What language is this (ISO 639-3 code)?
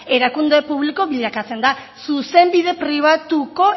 eus